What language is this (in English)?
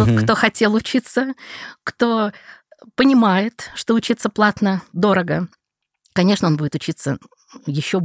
Russian